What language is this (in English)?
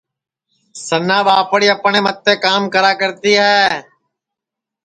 Sansi